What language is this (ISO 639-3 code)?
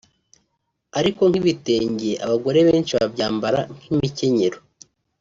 kin